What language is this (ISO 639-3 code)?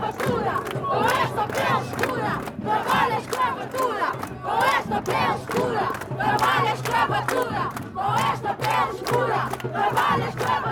por